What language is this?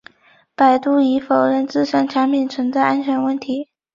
Chinese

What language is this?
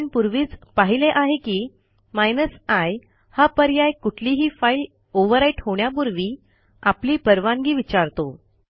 Marathi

